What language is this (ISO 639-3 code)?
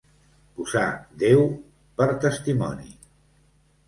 cat